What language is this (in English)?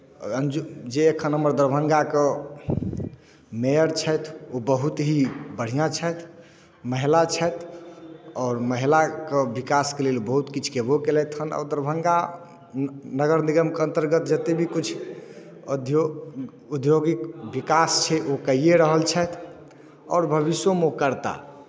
Maithili